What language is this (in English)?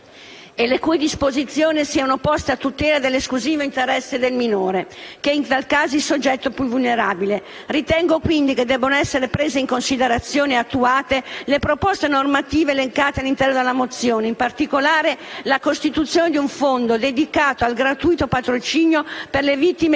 Italian